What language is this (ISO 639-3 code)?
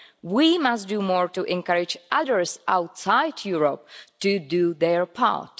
eng